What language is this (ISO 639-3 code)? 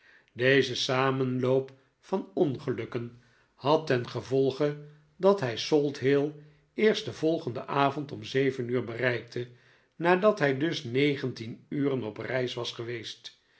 nld